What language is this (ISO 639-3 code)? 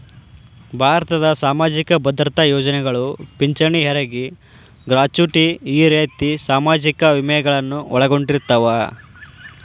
kan